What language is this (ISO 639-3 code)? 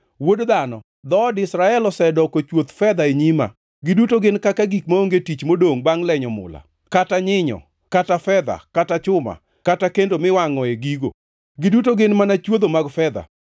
luo